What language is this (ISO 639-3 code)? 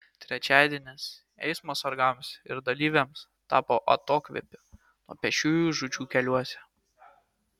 lit